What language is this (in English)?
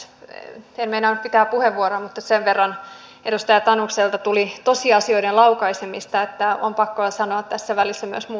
Finnish